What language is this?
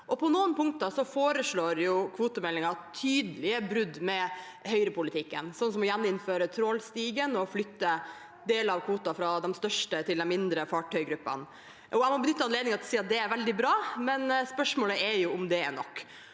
Norwegian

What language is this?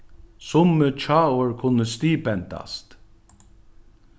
Faroese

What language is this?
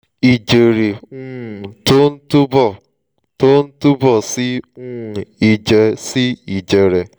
Yoruba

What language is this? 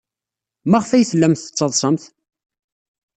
Kabyle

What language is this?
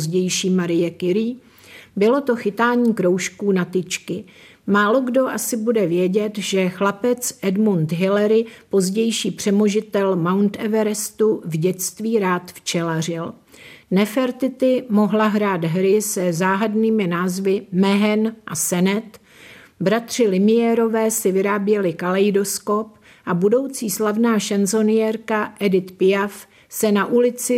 Czech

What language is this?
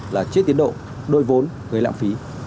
Vietnamese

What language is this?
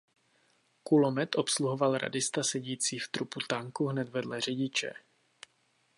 Czech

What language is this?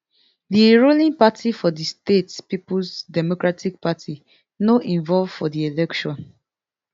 Nigerian Pidgin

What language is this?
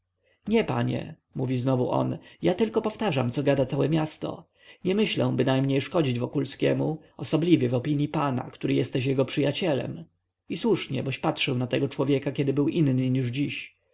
Polish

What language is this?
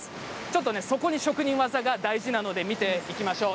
Japanese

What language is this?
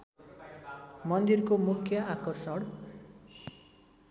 Nepali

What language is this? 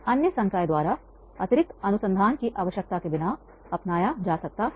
Hindi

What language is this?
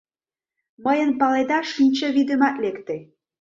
Mari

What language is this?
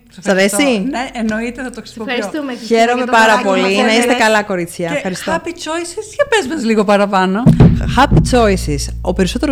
Greek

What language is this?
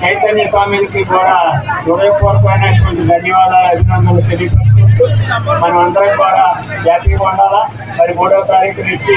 Telugu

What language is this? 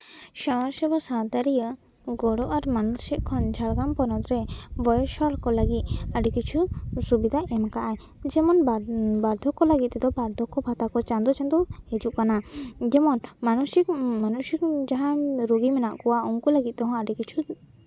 Santali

